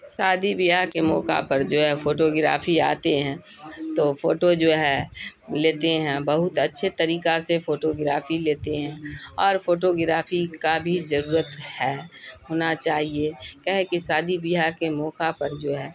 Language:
Urdu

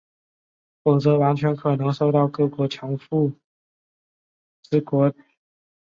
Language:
Chinese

